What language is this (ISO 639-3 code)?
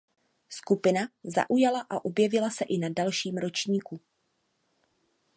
ces